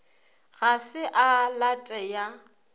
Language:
Northern Sotho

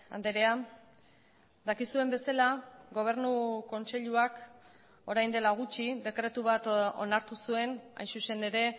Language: Basque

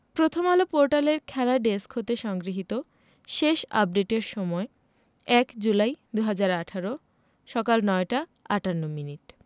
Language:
Bangla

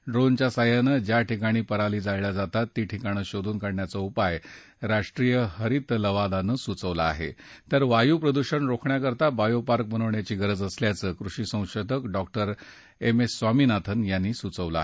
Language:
Marathi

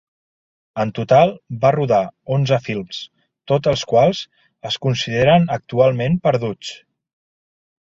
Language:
Catalan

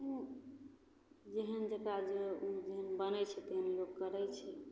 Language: Maithili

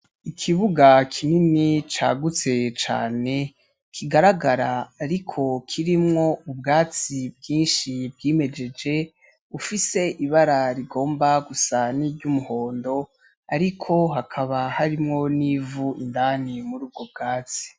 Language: Rundi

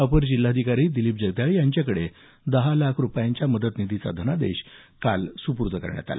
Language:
Marathi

